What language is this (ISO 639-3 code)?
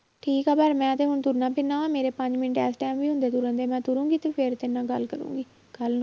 pan